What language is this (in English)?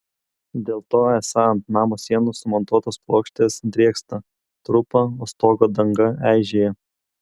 Lithuanian